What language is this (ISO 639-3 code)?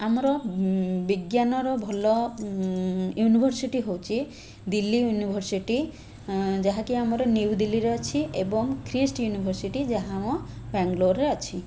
ori